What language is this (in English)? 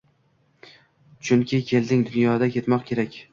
Uzbek